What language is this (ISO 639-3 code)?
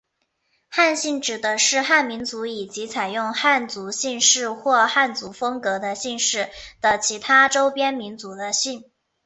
zho